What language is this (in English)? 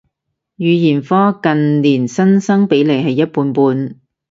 Cantonese